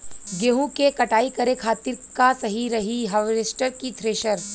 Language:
Bhojpuri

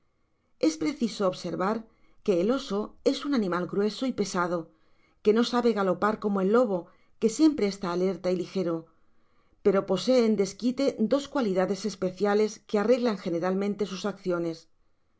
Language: Spanish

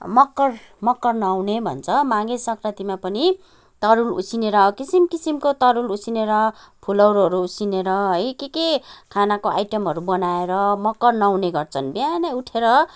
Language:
Nepali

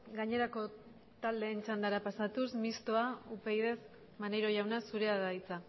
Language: Basque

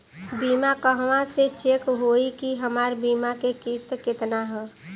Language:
Bhojpuri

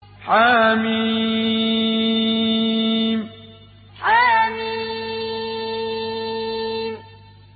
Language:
Arabic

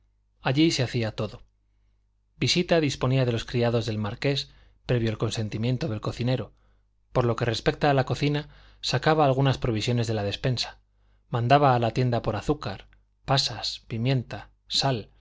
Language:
Spanish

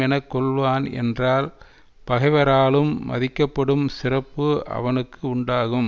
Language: Tamil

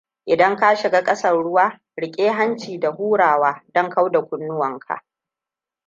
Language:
Hausa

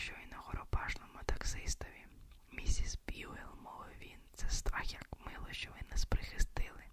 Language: Ukrainian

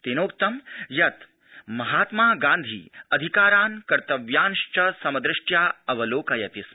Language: Sanskrit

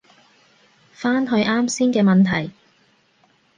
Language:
Cantonese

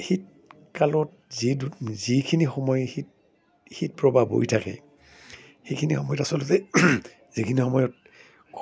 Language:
Assamese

